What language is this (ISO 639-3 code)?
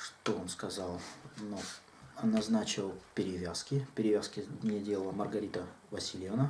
rus